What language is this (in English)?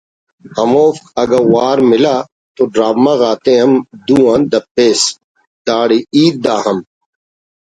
Brahui